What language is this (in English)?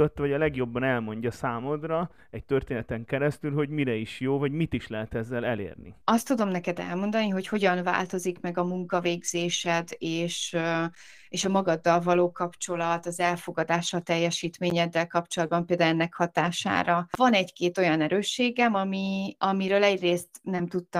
Hungarian